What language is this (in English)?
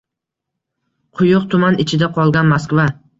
Uzbek